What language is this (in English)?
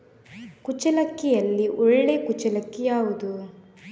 Kannada